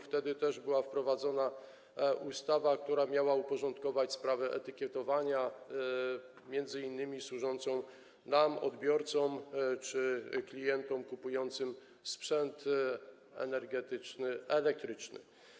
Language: Polish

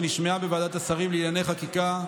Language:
Hebrew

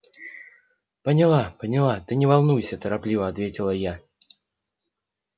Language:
Russian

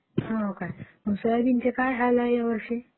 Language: Marathi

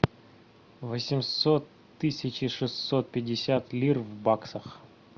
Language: Russian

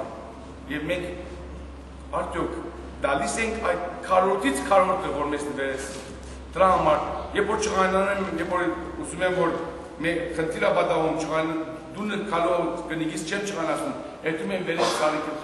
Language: Romanian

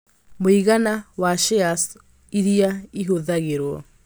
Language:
Kikuyu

